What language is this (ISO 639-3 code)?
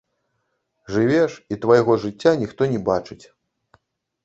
bel